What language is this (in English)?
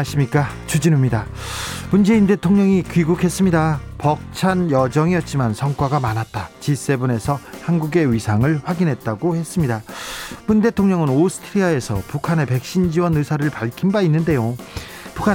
Korean